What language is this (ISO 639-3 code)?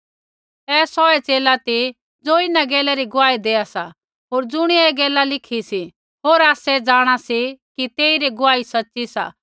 kfx